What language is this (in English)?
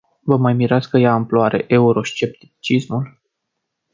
Romanian